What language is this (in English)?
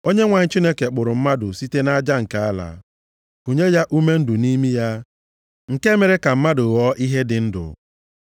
Igbo